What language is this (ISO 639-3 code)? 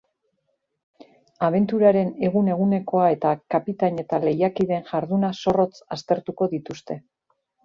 eus